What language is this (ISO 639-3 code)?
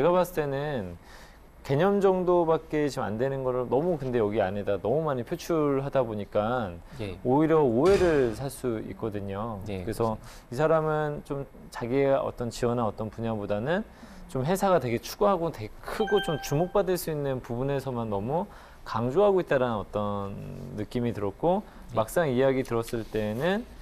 kor